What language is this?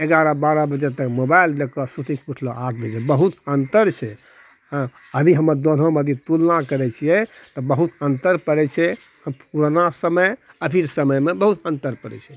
Maithili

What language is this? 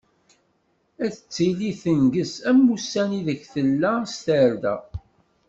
Kabyle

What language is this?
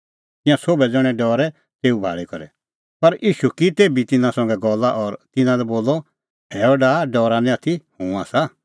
Kullu Pahari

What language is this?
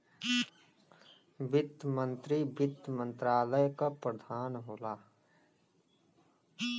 Bhojpuri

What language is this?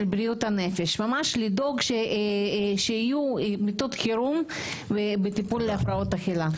Hebrew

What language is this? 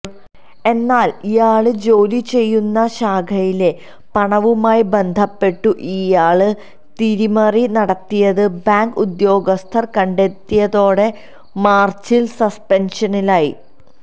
Malayalam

